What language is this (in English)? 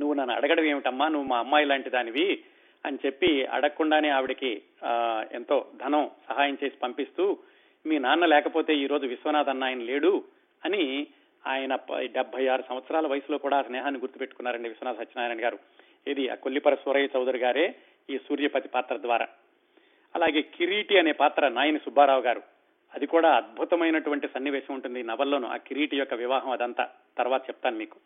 Telugu